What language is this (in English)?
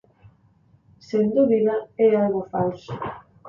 Galician